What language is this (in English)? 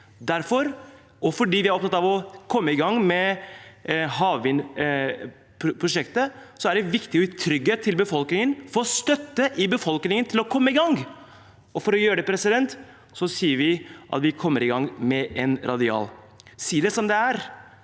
Norwegian